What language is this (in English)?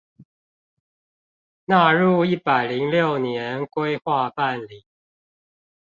Chinese